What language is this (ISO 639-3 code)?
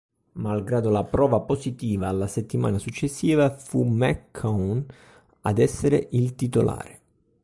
ita